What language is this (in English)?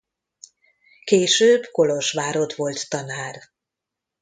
Hungarian